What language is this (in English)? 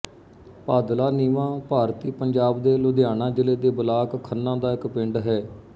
Punjabi